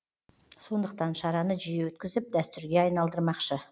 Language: Kazakh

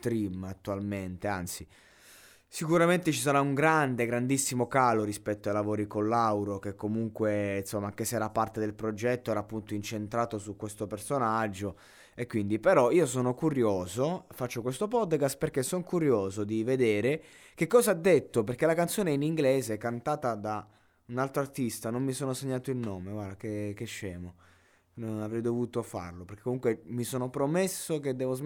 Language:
Italian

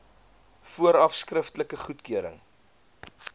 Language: Afrikaans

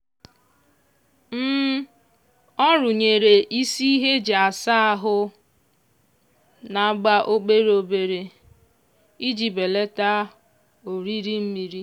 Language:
Igbo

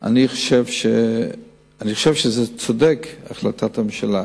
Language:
Hebrew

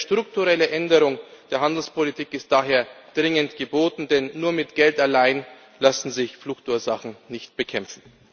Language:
German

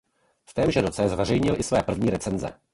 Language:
Czech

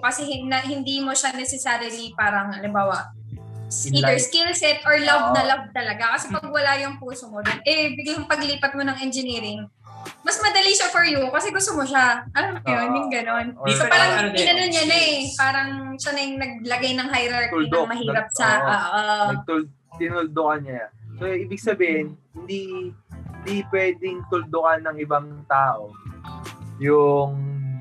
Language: Filipino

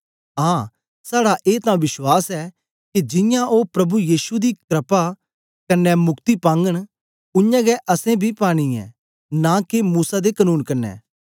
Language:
Dogri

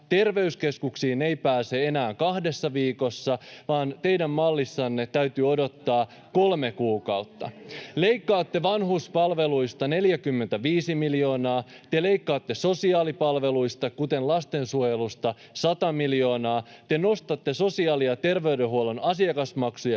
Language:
Finnish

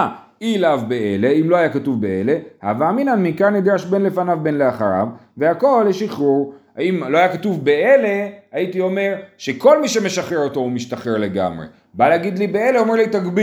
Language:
Hebrew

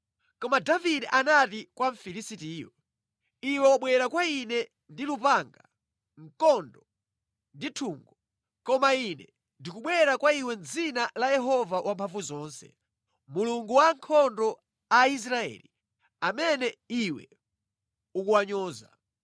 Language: Nyanja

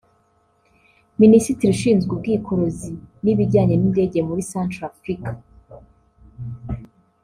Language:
Kinyarwanda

